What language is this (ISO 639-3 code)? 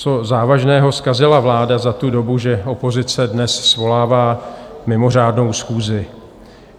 ces